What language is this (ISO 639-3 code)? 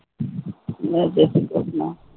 guj